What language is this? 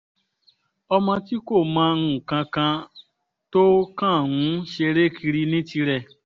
Yoruba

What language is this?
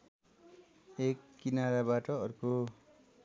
Nepali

